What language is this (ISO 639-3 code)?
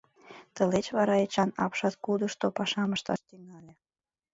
chm